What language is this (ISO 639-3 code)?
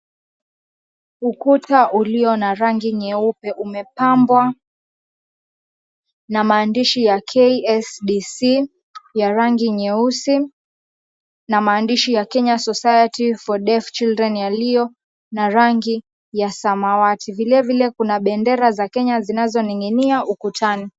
swa